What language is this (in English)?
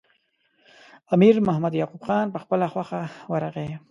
Pashto